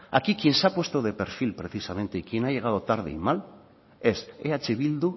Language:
Spanish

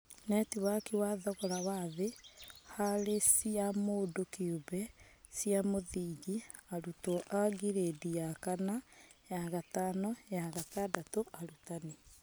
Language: Kikuyu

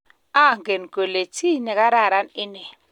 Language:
Kalenjin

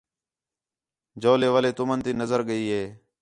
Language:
Khetrani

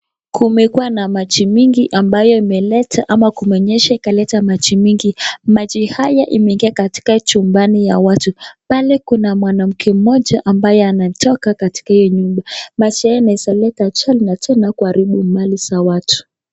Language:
Swahili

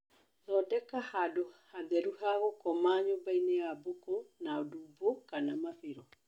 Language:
Kikuyu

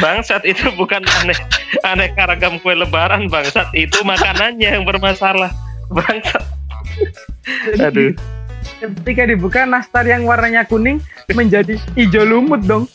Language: Indonesian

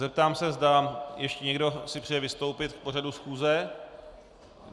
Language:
Czech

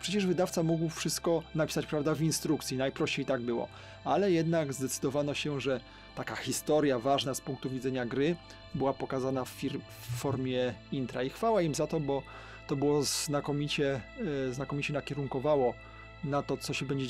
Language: Polish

